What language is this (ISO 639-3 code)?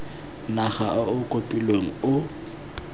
tsn